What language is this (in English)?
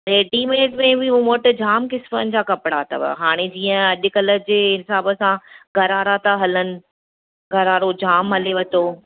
Sindhi